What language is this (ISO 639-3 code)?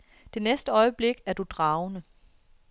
dan